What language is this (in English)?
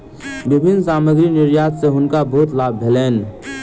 Maithili